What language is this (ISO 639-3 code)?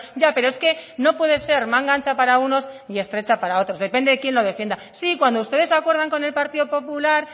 spa